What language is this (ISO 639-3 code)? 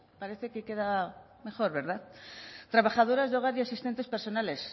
spa